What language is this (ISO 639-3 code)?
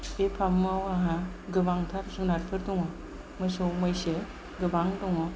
brx